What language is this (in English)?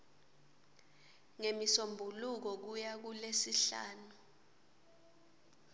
Swati